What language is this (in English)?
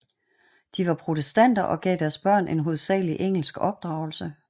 Danish